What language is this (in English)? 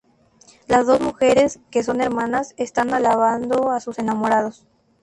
Spanish